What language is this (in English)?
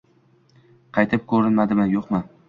Uzbek